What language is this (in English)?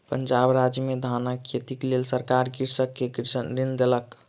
Maithili